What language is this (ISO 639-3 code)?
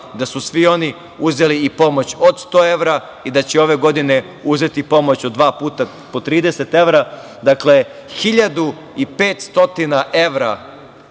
srp